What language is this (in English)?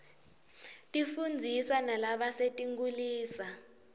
Swati